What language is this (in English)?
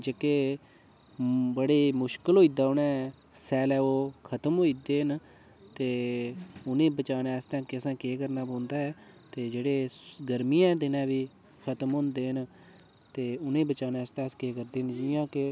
Dogri